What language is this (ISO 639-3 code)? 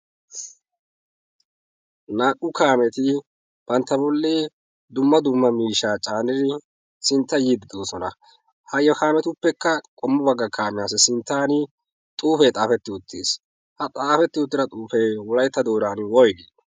wal